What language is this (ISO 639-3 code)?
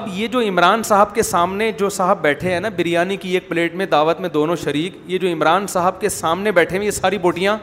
urd